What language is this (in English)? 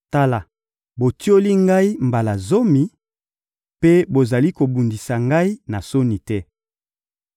Lingala